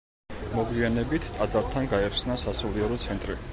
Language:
Georgian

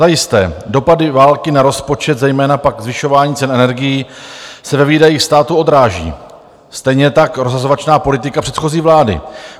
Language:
Czech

